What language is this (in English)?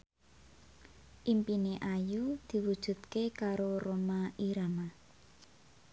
Javanese